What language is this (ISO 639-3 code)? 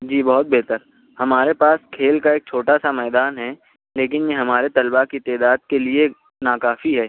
urd